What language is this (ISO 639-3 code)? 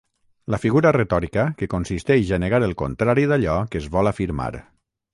cat